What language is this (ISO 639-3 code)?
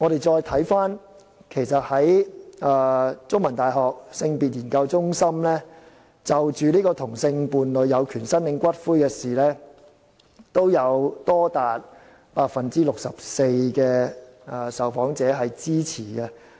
yue